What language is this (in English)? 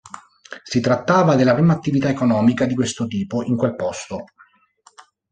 Italian